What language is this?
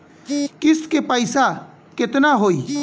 Bhojpuri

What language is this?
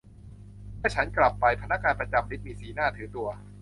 Thai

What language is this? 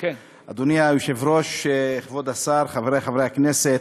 Hebrew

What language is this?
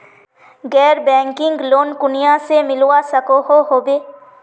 Magahi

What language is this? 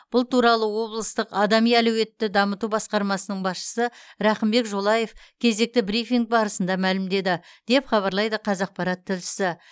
Kazakh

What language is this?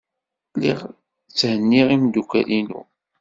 Kabyle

